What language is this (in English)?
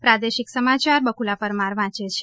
Gujarati